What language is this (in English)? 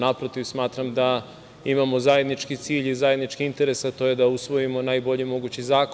Serbian